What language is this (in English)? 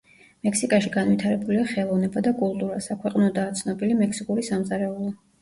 Georgian